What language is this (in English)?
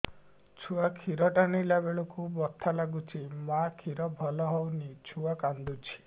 Odia